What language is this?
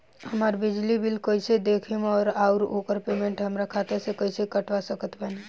Bhojpuri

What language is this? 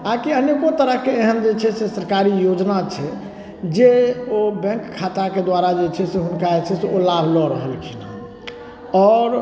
Maithili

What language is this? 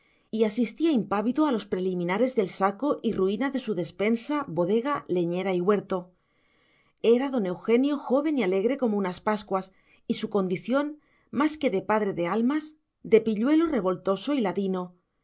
Spanish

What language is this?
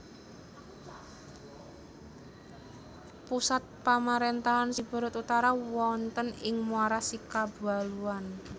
Javanese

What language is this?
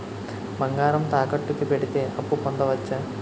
Telugu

